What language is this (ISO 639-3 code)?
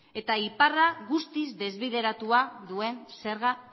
eus